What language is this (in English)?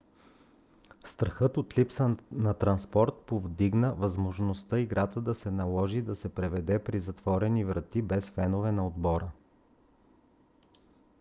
Bulgarian